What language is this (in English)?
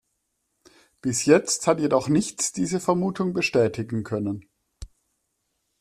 German